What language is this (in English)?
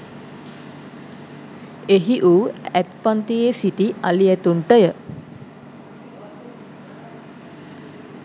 Sinhala